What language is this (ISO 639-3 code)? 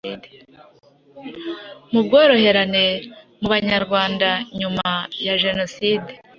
kin